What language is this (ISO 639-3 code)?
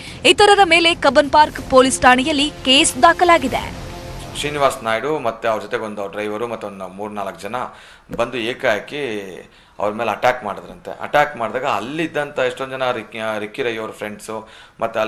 kan